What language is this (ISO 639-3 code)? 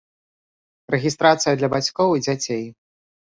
bel